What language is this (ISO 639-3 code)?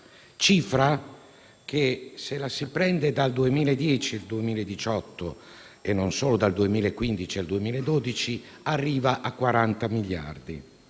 ita